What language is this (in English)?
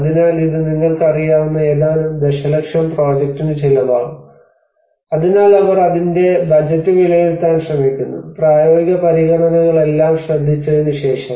Malayalam